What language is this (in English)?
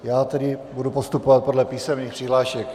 Czech